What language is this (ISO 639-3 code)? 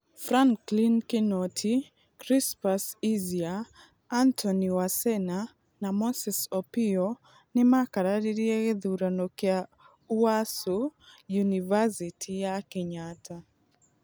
kik